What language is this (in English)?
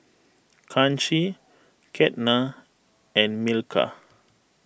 English